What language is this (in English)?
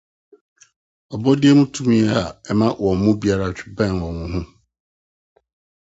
Akan